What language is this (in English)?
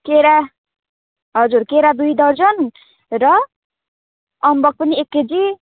Nepali